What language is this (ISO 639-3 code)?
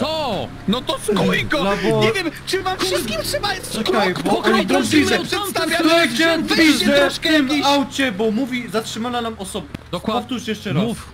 pol